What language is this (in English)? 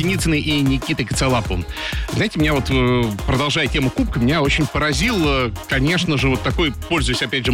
Russian